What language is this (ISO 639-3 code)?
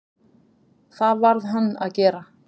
isl